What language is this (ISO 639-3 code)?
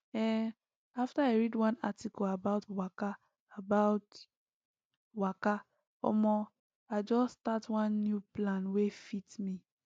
pcm